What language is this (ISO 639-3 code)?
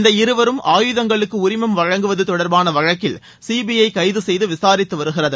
tam